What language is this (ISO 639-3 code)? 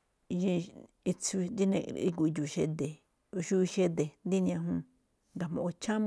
tcf